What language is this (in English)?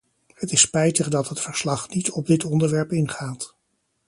Dutch